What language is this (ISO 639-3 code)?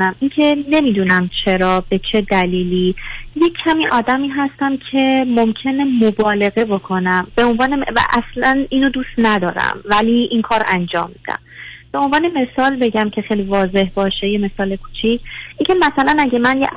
fas